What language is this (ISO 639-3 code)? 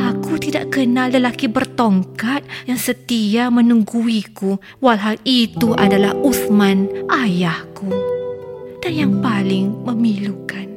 msa